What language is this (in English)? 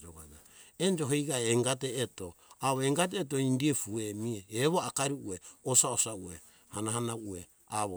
Hunjara-Kaina Ke